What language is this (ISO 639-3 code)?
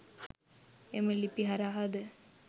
sin